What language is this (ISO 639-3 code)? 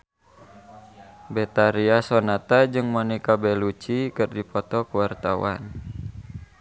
sun